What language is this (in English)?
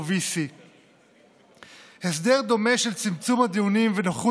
Hebrew